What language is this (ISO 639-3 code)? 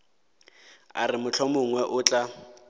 nso